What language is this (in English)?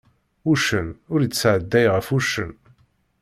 Kabyle